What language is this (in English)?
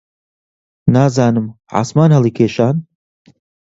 Central Kurdish